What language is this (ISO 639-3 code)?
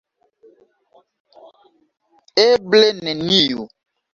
epo